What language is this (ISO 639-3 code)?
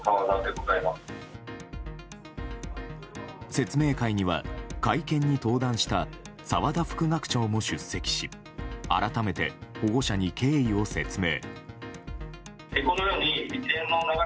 jpn